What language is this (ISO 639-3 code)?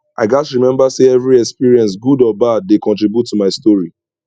pcm